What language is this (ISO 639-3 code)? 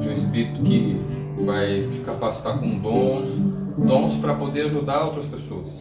por